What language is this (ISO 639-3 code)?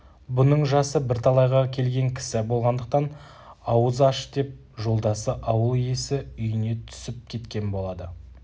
kaz